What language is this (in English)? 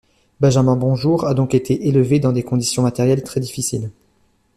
French